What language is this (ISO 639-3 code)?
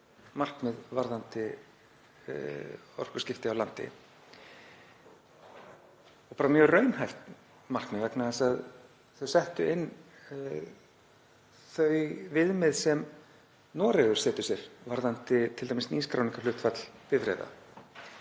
isl